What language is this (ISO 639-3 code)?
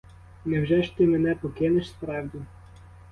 ukr